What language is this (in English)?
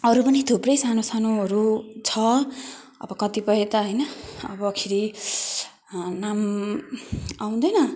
Nepali